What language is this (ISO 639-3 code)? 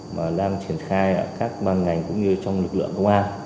vie